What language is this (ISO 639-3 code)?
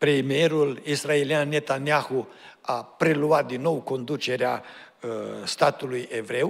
ron